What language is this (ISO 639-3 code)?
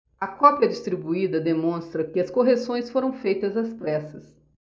por